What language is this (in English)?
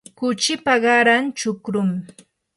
Yanahuanca Pasco Quechua